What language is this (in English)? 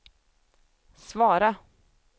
Swedish